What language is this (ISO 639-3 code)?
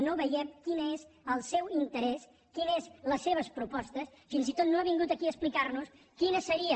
cat